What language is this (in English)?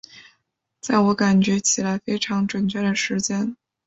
Chinese